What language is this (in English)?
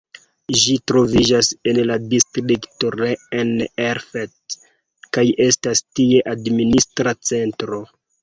Esperanto